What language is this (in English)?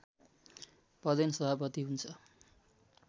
Nepali